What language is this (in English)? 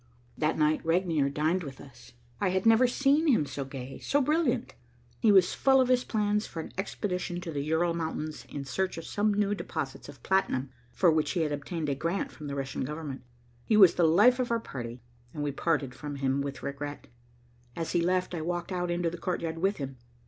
English